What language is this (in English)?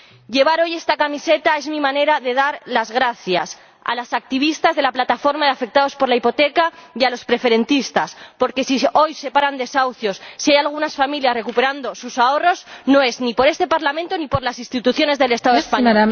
Spanish